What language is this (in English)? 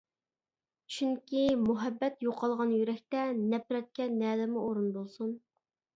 Uyghur